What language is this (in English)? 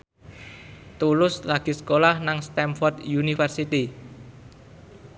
Javanese